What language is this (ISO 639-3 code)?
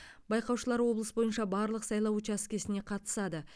kaz